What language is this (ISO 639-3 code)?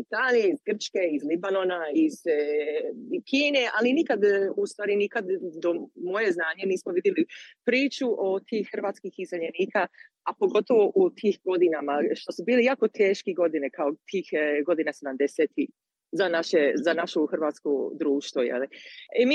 hrv